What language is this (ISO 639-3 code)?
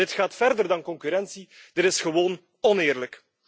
nld